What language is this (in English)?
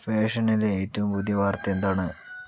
Malayalam